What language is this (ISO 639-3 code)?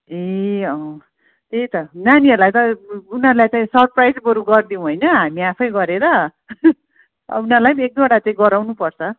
nep